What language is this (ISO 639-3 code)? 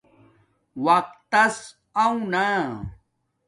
dmk